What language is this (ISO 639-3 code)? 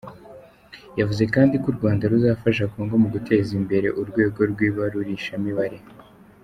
kin